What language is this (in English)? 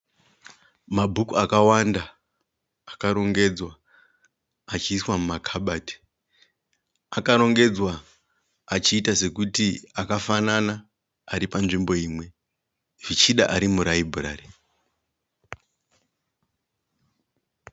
Shona